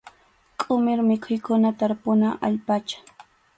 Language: Arequipa-La Unión Quechua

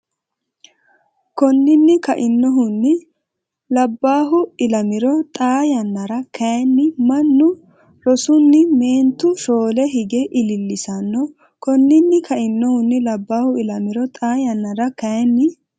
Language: Sidamo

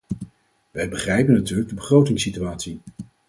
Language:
Dutch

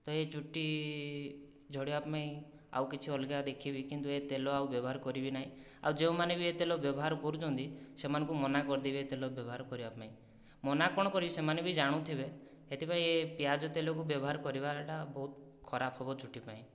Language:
Odia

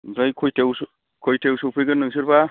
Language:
Bodo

